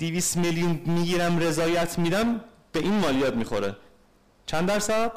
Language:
Persian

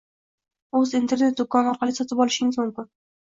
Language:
Uzbek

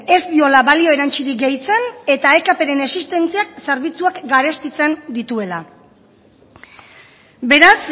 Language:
Basque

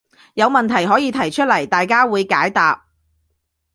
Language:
Cantonese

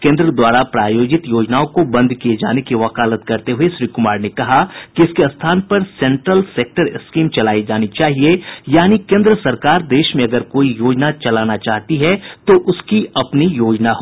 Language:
Hindi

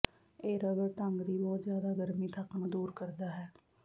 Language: Punjabi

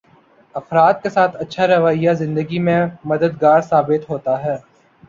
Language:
Urdu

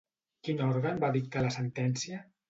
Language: Catalan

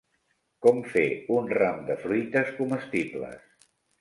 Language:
Catalan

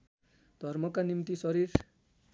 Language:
Nepali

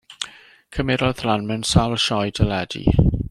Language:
Welsh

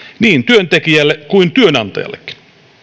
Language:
Finnish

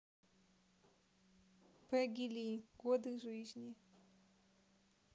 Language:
Russian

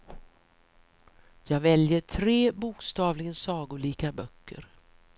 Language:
Swedish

